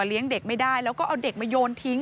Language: Thai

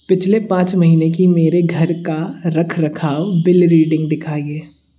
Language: Hindi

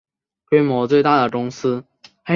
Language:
Chinese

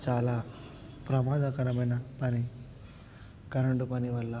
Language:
Telugu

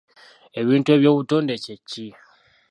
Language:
Ganda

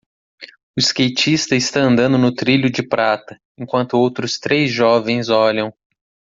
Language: Portuguese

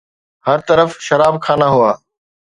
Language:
Sindhi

